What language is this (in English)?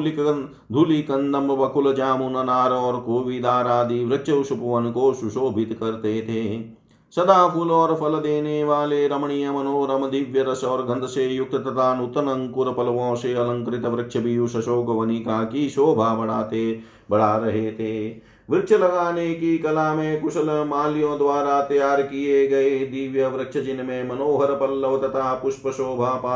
Hindi